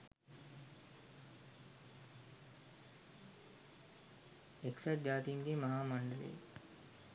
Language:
Sinhala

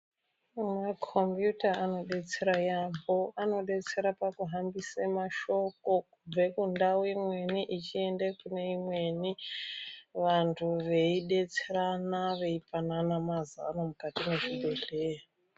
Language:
Ndau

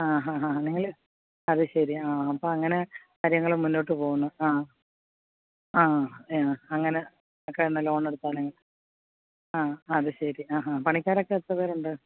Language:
Malayalam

